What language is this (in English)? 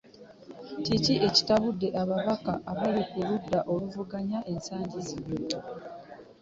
Ganda